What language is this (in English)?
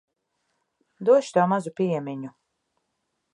Latvian